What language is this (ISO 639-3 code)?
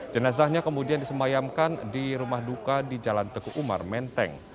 ind